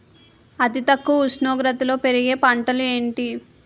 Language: Telugu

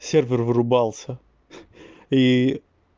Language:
Russian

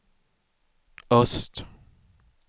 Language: Swedish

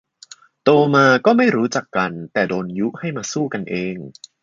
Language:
Thai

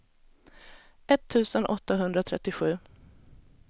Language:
Swedish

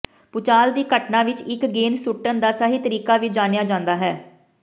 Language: Punjabi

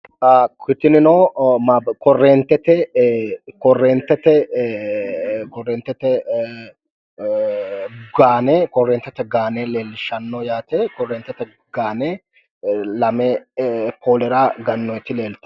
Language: Sidamo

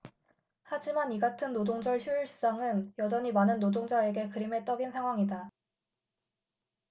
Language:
Korean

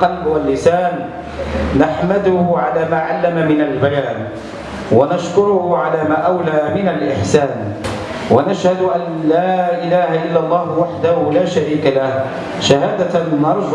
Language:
Arabic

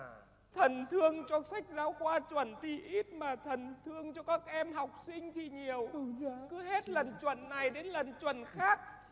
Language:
Vietnamese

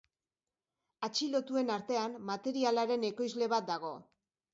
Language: Basque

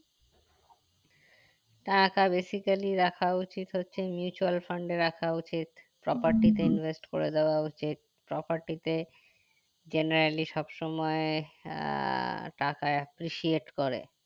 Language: Bangla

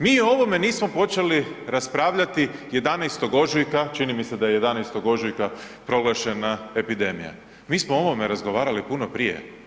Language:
Croatian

